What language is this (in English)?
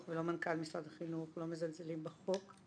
Hebrew